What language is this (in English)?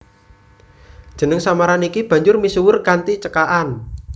Javanese